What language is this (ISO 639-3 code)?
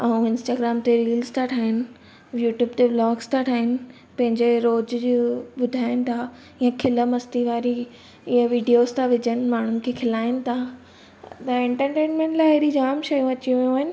snd